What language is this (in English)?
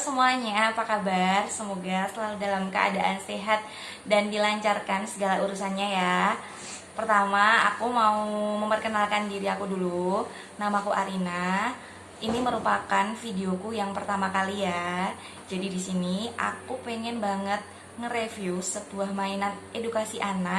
Indonesian